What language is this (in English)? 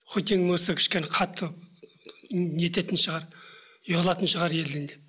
Kazakh